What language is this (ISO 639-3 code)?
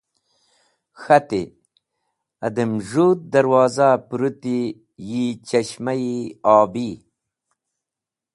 wbl